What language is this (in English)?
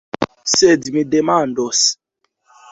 Esperanto